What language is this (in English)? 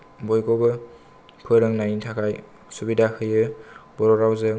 Bodo